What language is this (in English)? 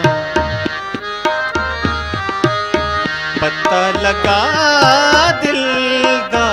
Hindi